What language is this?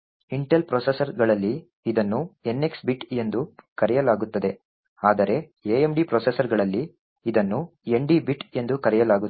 Kannada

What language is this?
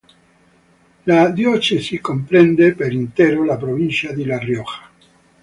Italian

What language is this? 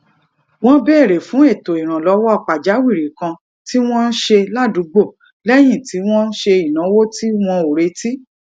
Yoruba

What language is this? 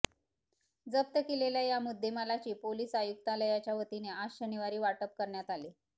Marathi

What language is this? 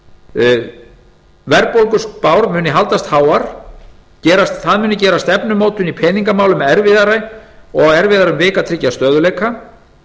Icelandic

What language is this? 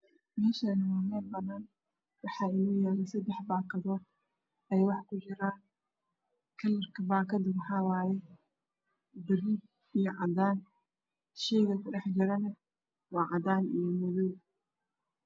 Somali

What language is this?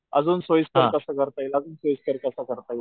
Marathi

